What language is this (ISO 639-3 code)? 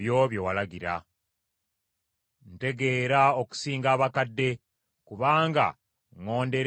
lug